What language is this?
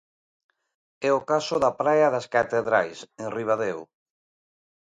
Galician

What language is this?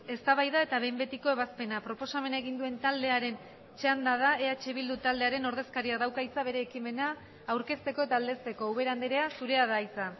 Basque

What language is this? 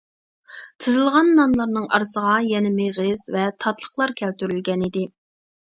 Uyghur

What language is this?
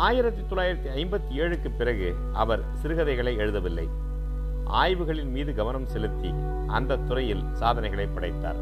Tamil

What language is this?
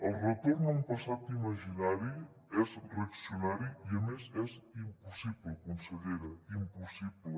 Catalan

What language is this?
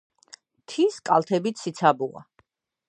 Georgian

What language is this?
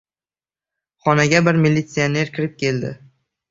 Uzbek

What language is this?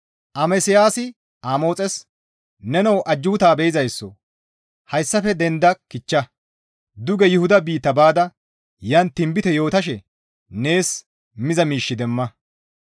Gamo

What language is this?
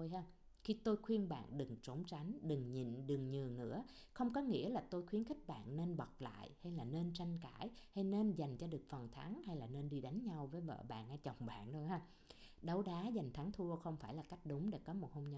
Vietnamese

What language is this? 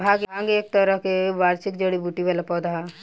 Bhojpuri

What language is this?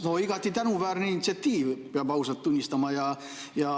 Estonian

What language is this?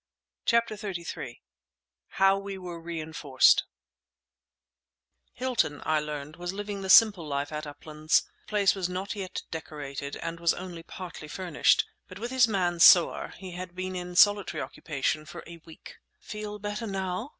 English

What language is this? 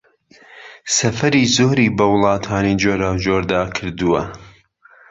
Central Kurdish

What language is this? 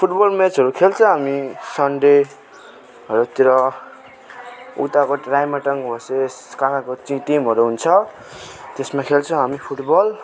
Nepali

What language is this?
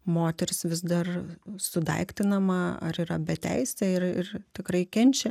Lithuanian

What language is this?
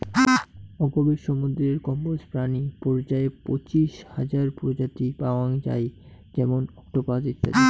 Bangla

